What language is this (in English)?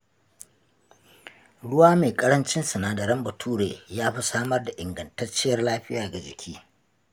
Hausa